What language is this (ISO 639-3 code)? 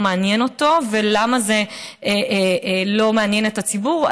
heb